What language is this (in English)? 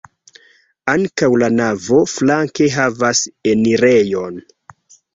Esperanto